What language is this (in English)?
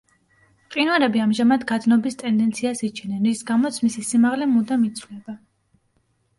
Georgian